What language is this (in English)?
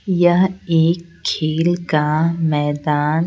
Hindi